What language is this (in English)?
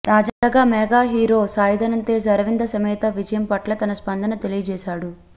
Telugu